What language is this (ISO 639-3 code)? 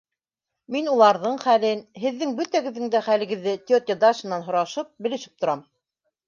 bak